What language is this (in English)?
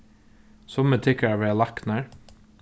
Faroese